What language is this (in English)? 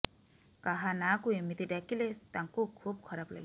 Odia